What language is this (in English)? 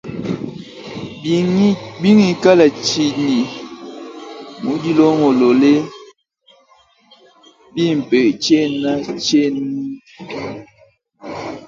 Luba-Lulua